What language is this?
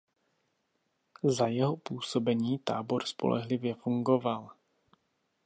Czech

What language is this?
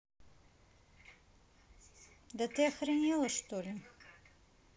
Russian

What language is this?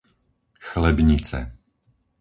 Slovak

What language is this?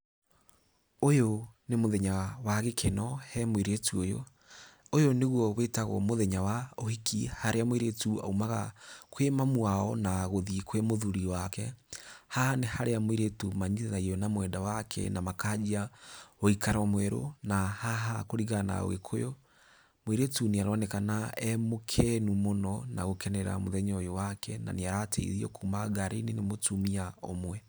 Kikuyu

